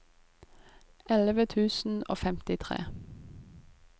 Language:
Norwegian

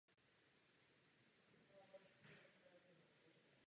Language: Czech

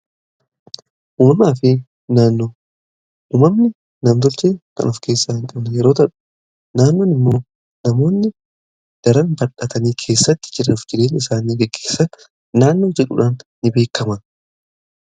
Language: Oromo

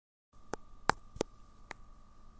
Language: Chinese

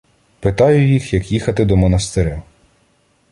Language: Ukrainian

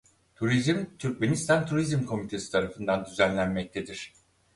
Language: Turkish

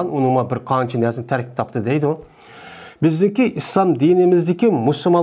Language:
Turkish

